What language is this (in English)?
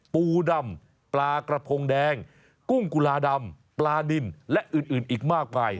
Thai